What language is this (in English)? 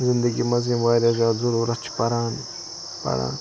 Kashmiri